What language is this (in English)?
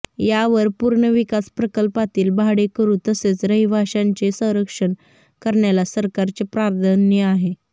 Marathi